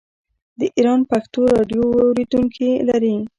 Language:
Pashto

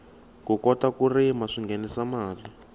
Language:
Tsonga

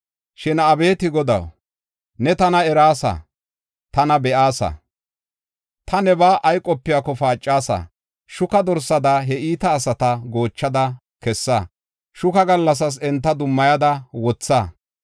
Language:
Gofa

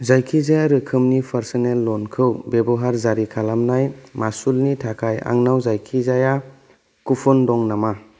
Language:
Bodo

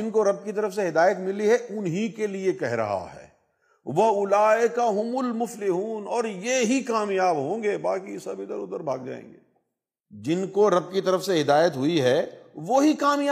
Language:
Urdu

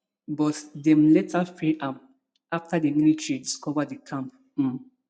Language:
Nigerian Pidgin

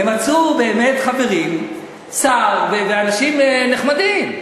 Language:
Hebrew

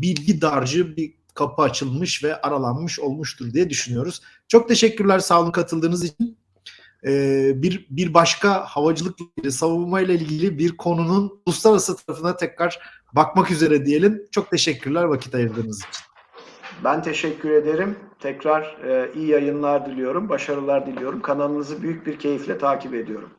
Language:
Turkish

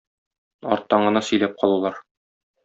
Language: Tatar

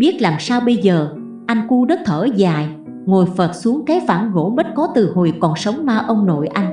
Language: Vietnamese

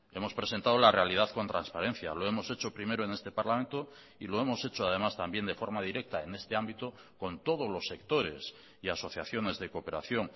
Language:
Spanish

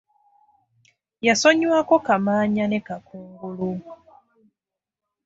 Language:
Ganda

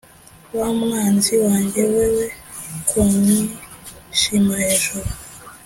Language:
Kinyarwanda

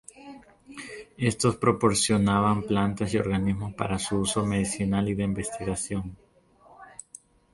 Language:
Spanish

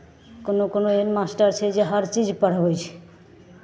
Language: Maithili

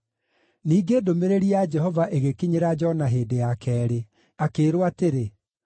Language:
Kikuyu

